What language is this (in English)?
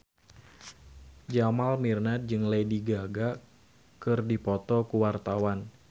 Sundanese